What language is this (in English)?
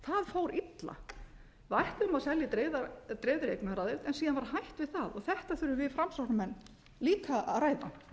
Icelandic